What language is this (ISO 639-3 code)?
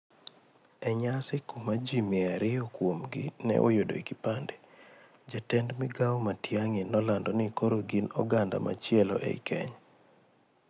luo